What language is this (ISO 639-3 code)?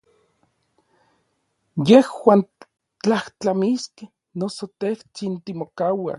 nlv